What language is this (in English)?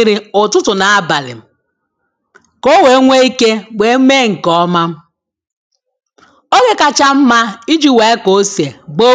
Igbo